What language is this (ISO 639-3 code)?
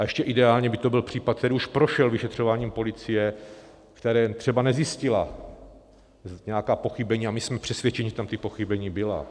ces